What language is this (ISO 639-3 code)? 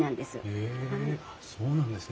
jpn